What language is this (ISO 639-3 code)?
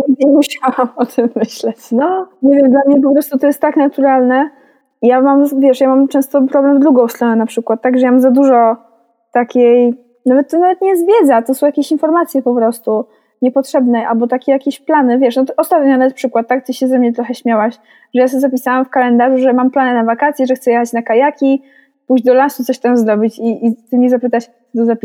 pol